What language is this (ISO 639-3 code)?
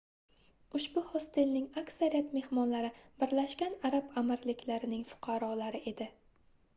uzb